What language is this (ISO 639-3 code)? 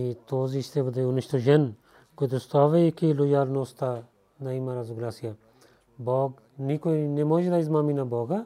bul